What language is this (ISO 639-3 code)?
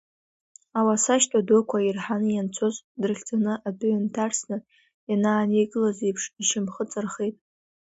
abk